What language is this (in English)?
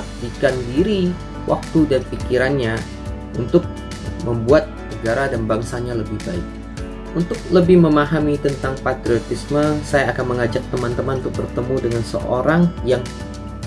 Indonesian